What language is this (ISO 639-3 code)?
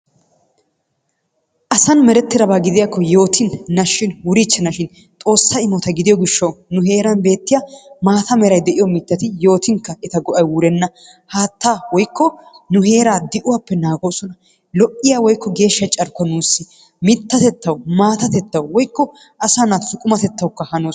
wal